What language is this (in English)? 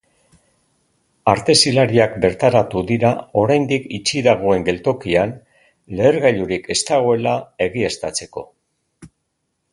Basque